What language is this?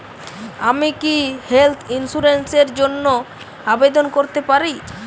Bangla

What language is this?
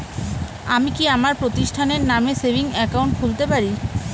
Bangla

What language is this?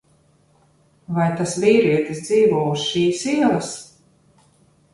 Latvian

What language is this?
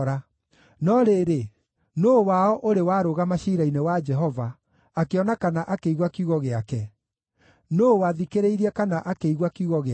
Kikuyu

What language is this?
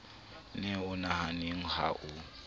Southern Sotho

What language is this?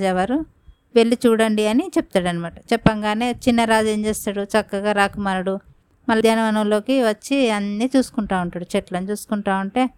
Telugu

